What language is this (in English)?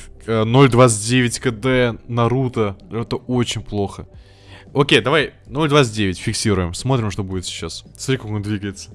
Russian